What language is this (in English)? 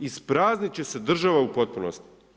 Croatian